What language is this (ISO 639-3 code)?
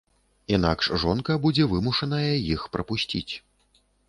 bel